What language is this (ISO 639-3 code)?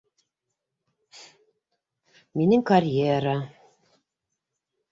bak